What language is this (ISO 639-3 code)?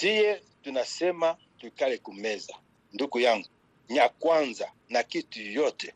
swa